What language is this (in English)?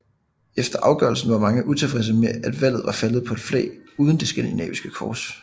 Danish